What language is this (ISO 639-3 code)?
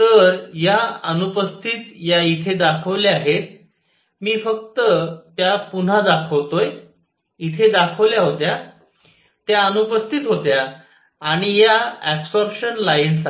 mar